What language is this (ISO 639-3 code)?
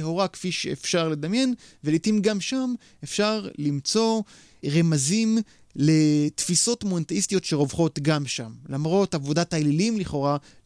heb